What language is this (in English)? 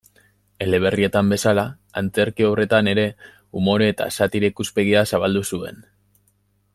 Basque